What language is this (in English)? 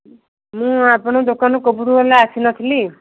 Odia